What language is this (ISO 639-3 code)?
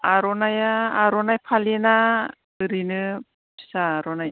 brx